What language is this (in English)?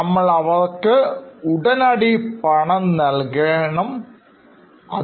Malayalam